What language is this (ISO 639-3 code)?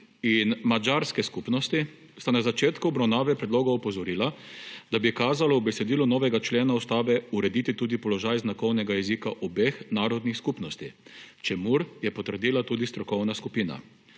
slv